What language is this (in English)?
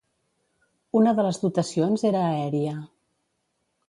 Catalan